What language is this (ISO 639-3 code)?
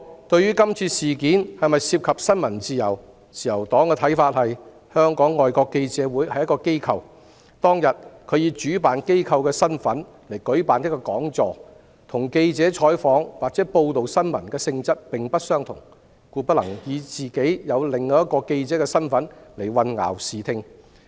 yue